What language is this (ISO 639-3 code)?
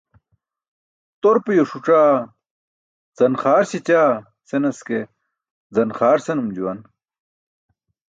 bsk